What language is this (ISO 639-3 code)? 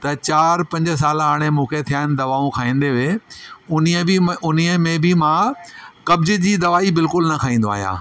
snd